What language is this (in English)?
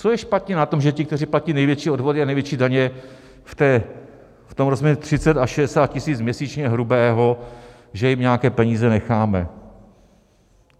Czech